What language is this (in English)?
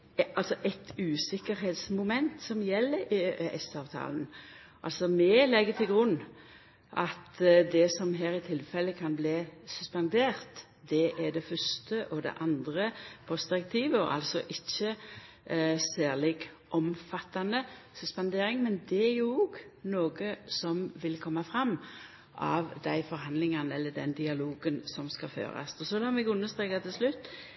Norwegian Nynorsk